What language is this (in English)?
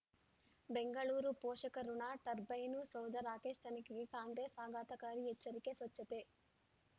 Kannada